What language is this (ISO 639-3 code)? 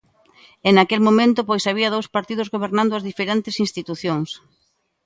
glg